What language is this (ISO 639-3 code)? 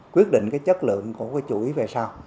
vie